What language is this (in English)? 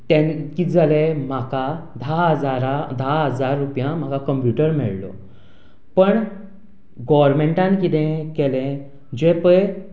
Konkani